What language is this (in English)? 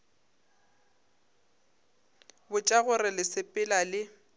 Northern Sotho